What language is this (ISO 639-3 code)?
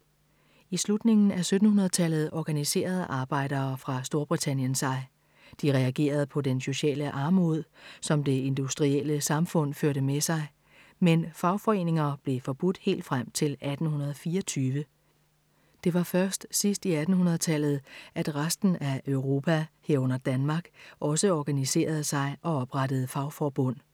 dan